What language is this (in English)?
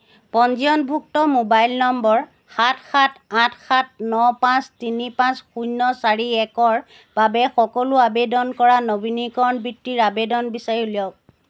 Assamese